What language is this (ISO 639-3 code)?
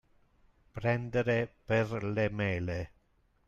ita